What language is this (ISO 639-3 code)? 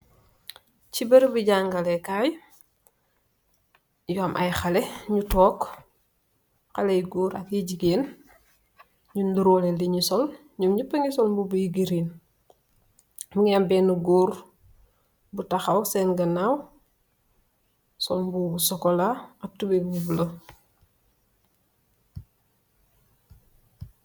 wol